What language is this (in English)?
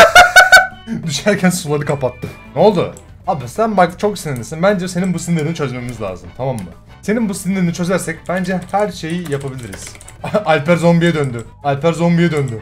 Turkish